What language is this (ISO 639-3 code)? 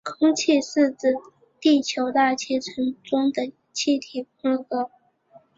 zho